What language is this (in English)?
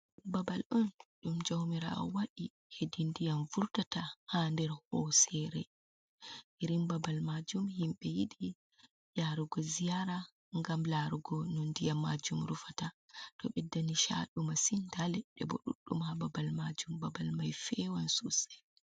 Fula